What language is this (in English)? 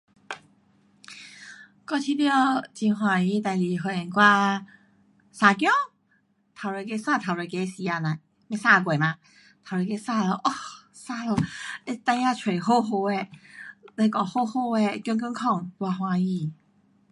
Pu-Xian Chinese